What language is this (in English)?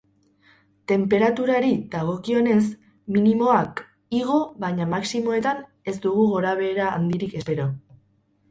Basque